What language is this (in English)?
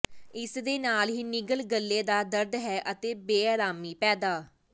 Punjabi